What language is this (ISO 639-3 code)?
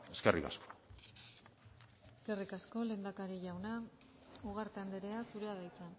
eus